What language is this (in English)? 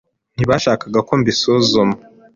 Kinyarwanda